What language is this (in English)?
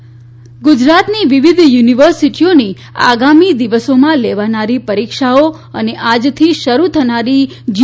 Gujarati